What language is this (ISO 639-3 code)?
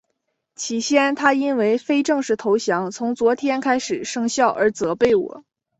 zho